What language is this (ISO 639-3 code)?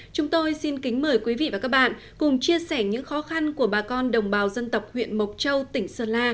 vie